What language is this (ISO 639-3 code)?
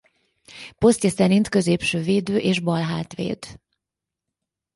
hun